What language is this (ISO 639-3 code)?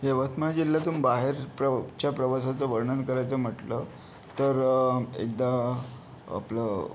mar